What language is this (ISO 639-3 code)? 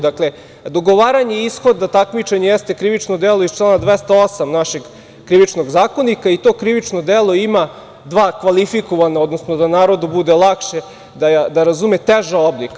srp